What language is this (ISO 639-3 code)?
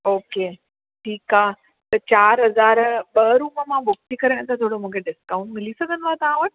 snd